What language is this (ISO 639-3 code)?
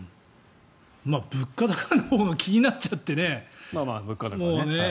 jpn